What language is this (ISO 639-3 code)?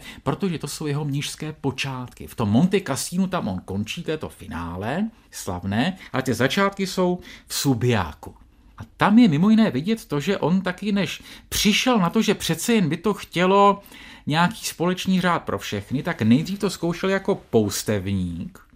ces